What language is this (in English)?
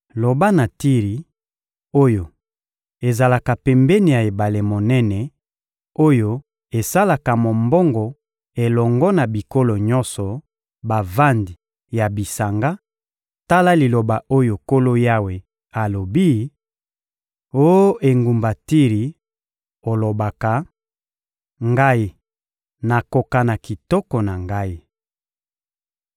Lingala